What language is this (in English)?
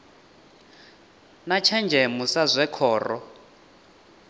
Venda